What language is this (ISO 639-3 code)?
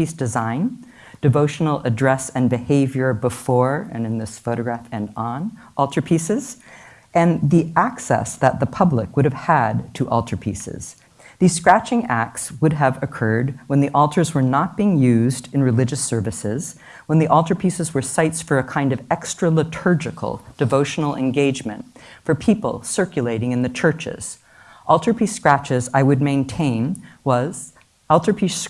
eng